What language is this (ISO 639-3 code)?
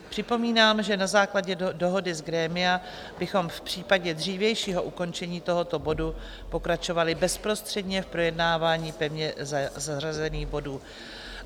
ces